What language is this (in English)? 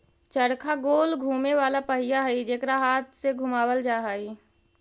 Magahi